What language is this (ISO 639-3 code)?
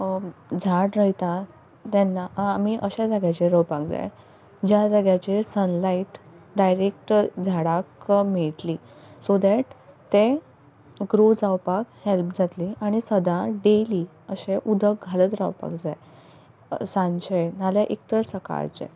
kok